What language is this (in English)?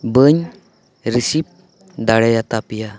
Santali